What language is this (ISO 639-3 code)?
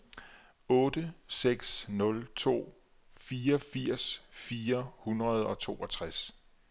dan